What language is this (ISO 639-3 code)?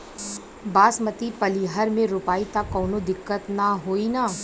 bho